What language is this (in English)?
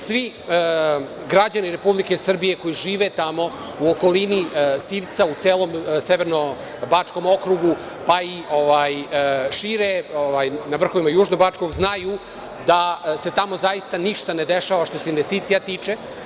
Serbian